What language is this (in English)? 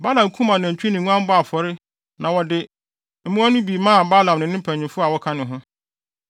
Akan